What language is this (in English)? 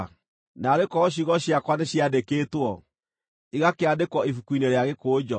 Kikuyu